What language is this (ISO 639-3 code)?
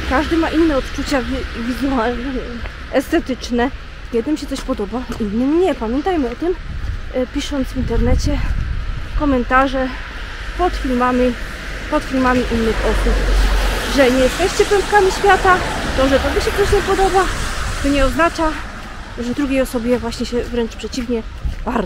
pol